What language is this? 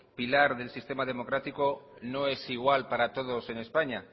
Spanish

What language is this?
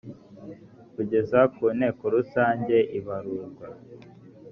Kinyarwanda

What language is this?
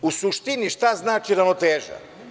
Serbian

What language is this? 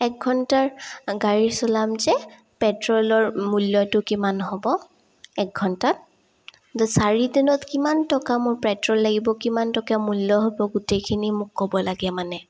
Assamese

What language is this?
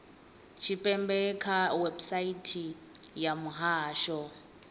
Venda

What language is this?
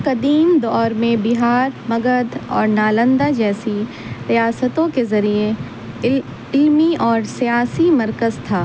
Urdu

